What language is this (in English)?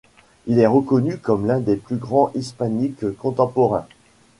French